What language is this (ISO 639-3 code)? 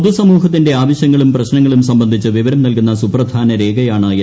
mal